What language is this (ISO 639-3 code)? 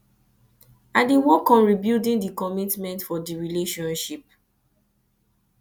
pcm